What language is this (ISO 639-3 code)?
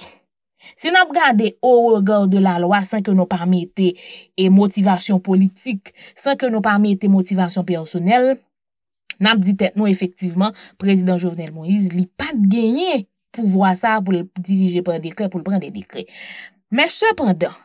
fra